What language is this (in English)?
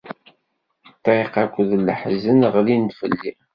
Kabyle